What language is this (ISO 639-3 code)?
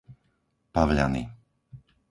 slk